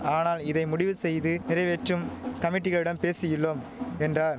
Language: Tamil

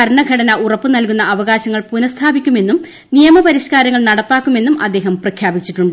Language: Malayalam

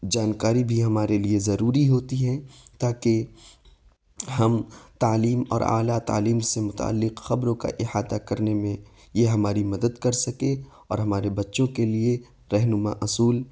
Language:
Urdu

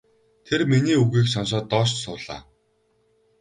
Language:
Mongolian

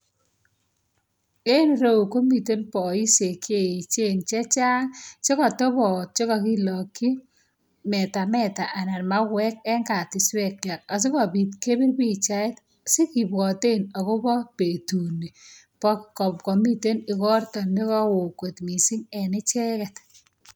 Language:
Kalenjin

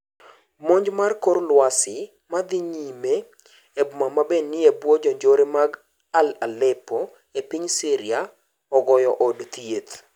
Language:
Luo (Kenya and Tanzania)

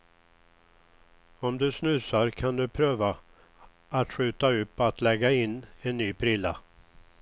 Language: Swedish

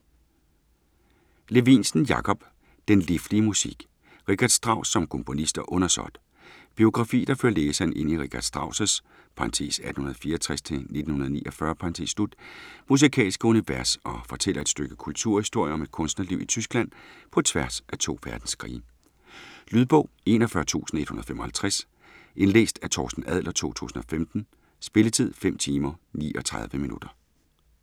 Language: Danish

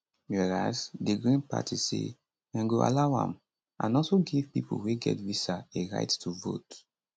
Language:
Nigerian Pidgin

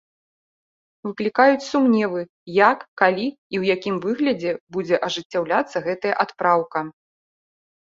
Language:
Belarusian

